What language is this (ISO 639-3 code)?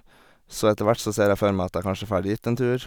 nor